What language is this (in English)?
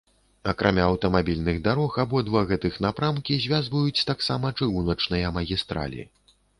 Belarusian